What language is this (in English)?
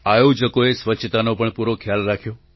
Gujarati